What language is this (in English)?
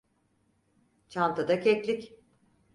Turkish